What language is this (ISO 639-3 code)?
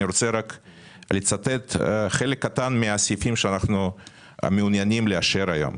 heb